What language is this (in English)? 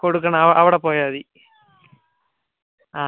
Malayalam